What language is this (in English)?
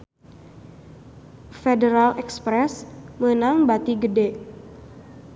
Sundanese